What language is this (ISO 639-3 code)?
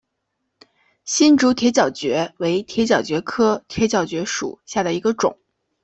zho